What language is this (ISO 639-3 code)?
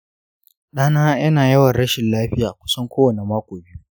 hau